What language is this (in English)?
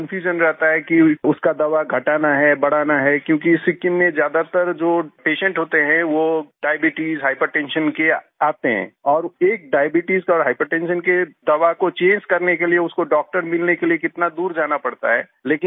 Hindi